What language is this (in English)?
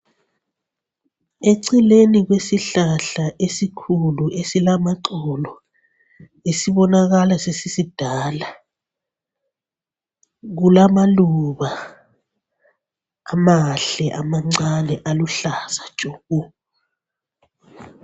North Ndebele